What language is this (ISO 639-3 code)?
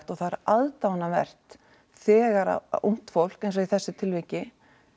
isl